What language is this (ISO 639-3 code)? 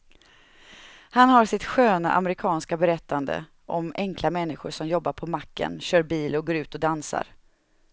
swe